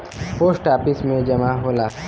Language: Bhojpuri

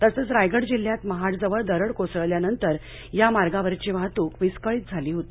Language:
Marathi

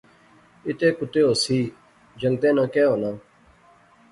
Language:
Pahari-Potwari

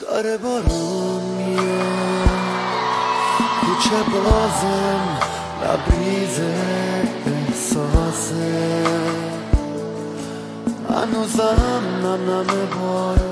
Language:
Persian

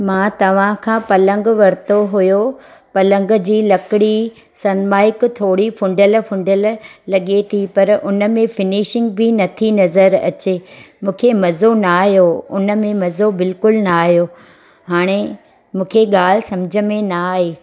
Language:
Sindhi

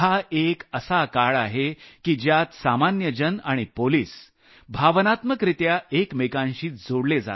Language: Marathi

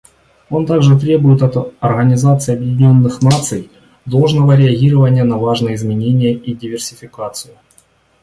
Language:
Russian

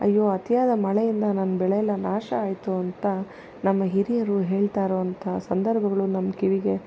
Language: Kannada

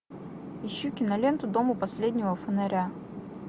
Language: Russian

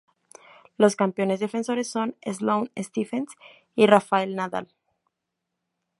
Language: Spanish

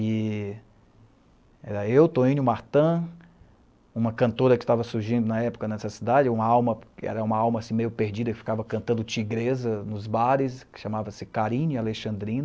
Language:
Portuguese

